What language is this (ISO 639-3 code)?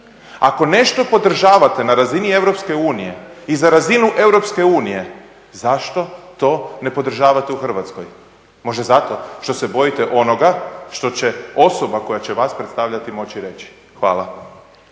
hrv